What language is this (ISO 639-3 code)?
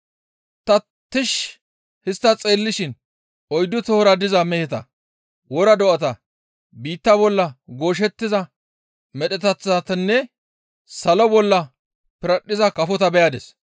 gmv